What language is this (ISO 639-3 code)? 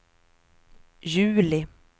swe